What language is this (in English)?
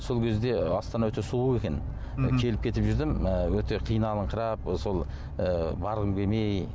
Kazakh